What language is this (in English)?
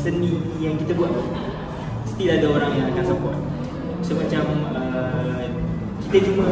Malay